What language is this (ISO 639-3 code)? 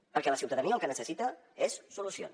cat